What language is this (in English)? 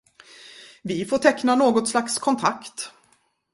Swedish